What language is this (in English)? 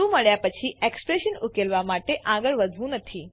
Gujarati